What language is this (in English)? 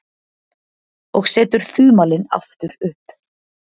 Icelandic